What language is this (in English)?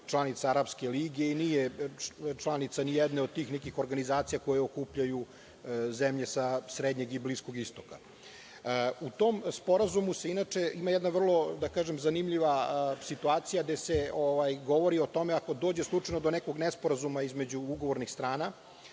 Serbian